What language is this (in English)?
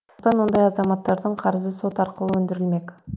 Kazakh